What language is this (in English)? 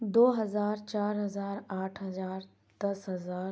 Urdu